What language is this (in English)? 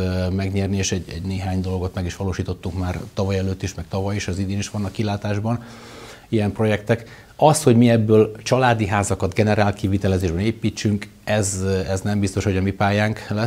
Hungarian